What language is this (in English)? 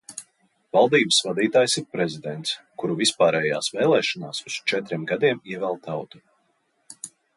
Latvian